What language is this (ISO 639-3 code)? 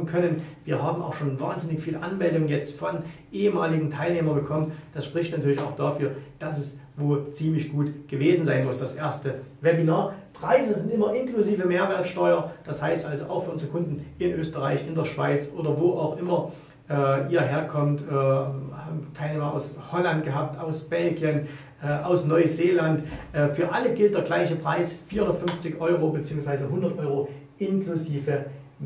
deu